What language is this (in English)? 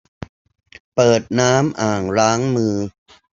Thai